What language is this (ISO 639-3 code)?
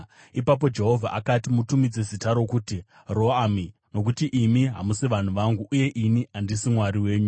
sna